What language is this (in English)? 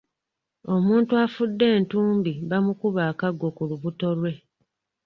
Ganda